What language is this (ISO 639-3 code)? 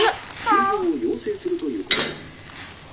jpn